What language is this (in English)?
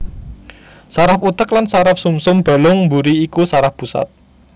Javanese